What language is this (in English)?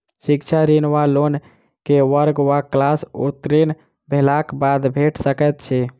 Maithili